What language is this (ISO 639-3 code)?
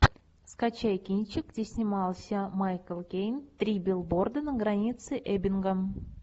rus